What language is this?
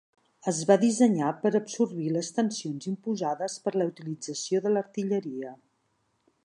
Catalan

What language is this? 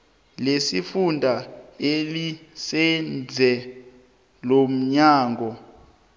South Ndebele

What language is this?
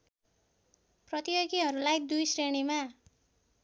Nepali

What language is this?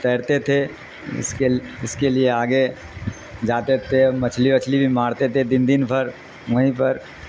Urdu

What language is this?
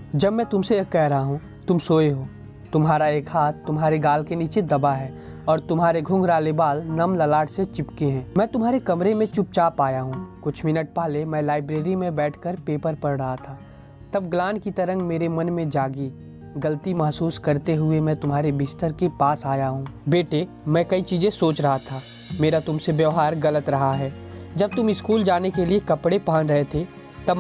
Hindi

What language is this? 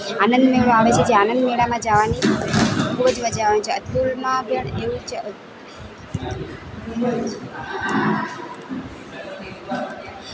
Gujarati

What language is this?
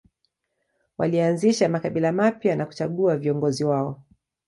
Swahili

